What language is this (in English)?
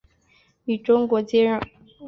Chinese